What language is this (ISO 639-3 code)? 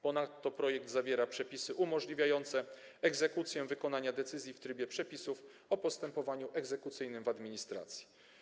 pol